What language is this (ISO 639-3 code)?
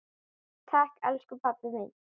isl